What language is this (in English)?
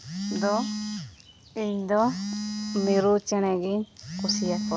Santali